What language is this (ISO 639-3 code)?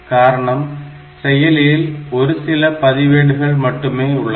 tam